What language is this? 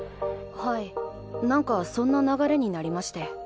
Japanese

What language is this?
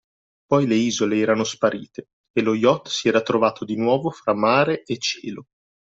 Italian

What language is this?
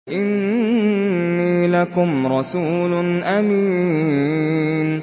Arabic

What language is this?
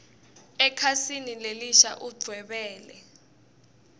Swati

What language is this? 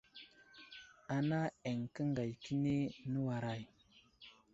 Wuzlam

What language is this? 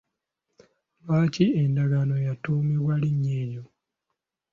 Ganda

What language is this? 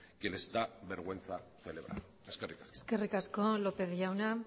Basque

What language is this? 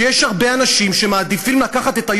Hebrew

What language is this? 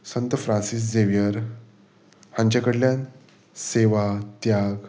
Konkani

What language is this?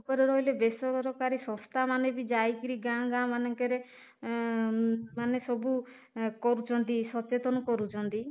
Odia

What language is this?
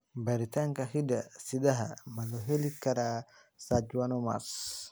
Somali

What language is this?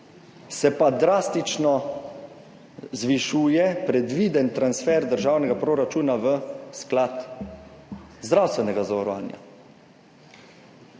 Slovenian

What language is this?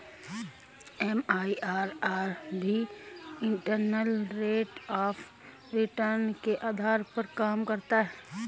Hindi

